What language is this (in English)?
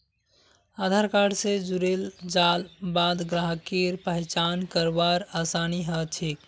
Magahi